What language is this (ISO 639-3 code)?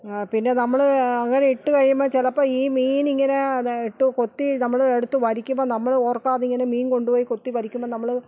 mal